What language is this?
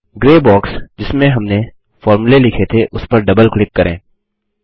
Hindi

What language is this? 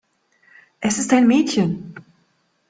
German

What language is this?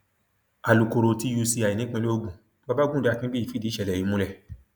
Yoruba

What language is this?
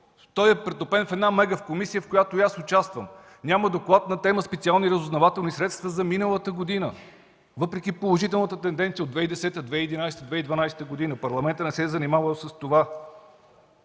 Bulgarian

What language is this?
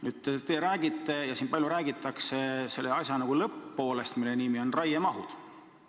Estonian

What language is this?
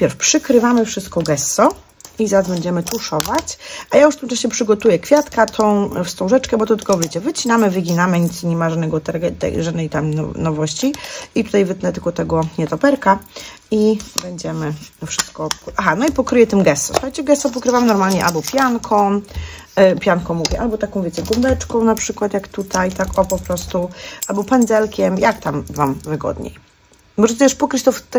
Polish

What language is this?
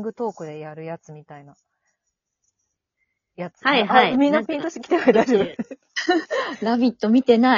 Japanese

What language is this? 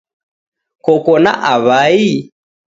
Taita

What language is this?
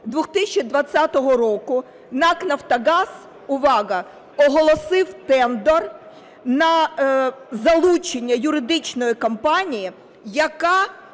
Ukrainian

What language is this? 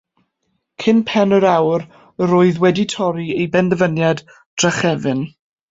Welsh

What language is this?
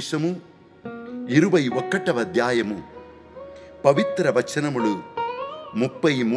Hindi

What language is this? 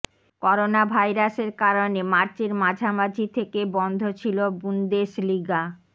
Bangla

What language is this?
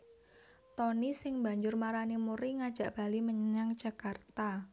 Javanese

